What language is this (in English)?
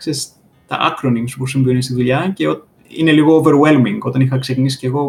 Greek